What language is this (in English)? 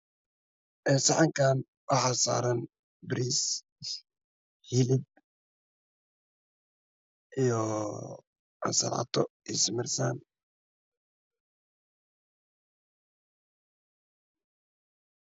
Somali